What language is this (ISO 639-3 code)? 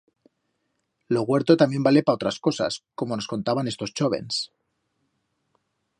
arg